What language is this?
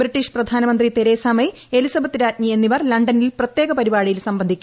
Malayalam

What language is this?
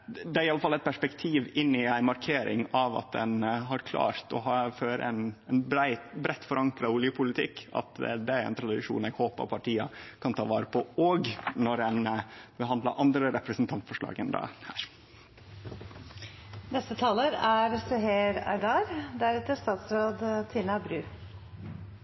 Norwegian Nynorsk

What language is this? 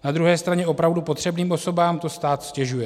Czech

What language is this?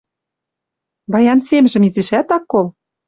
Western Mari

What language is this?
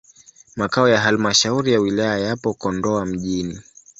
Swahili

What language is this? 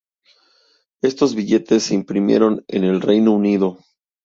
Spanish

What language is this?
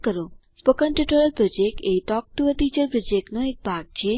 Gujarati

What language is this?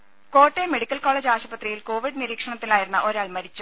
Malayalam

